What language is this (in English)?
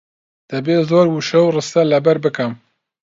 Central Kurdish